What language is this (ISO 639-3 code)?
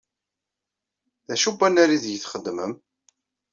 kab